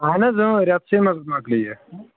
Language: Kashmiri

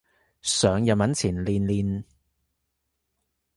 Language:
Cantonese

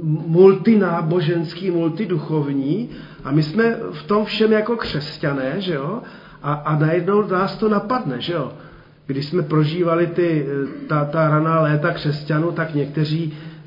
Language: Czech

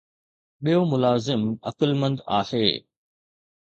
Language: Sindhi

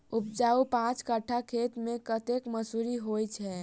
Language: Maithili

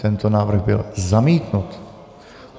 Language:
Czech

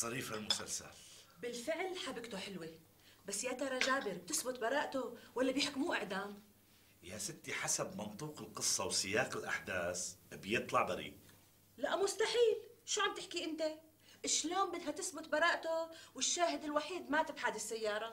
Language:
Arabic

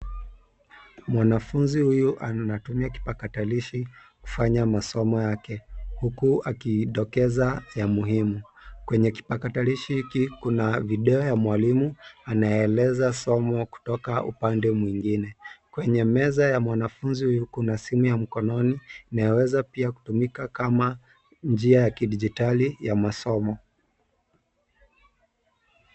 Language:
Swahili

